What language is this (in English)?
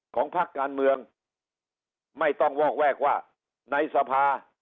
Thai